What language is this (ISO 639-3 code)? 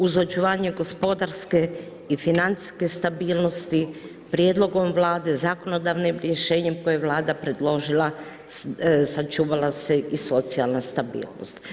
hrv